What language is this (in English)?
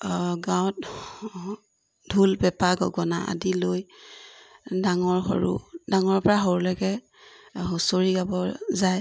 Assamese